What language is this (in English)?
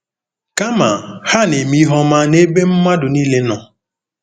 Igbo